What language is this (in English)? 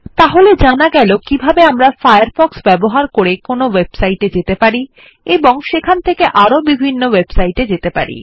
Bangla